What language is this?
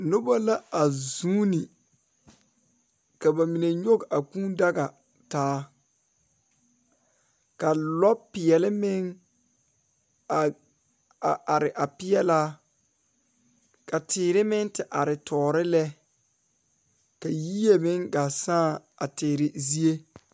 Southern Dagaare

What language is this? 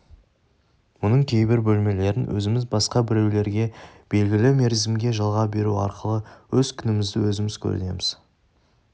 Kazakh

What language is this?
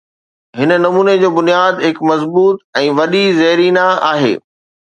Sindhi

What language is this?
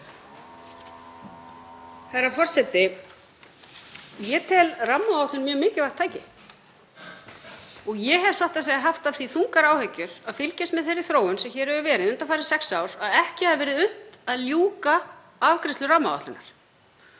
Icelandic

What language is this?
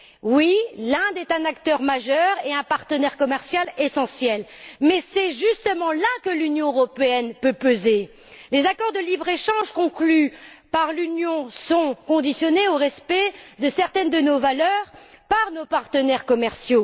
French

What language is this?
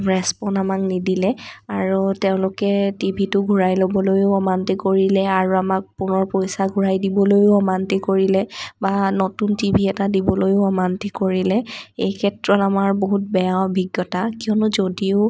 Assamese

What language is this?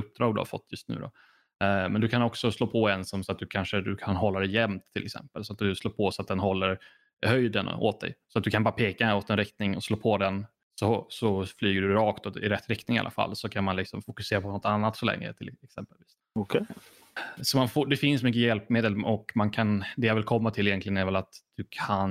Swedish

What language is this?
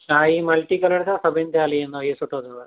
Sindhi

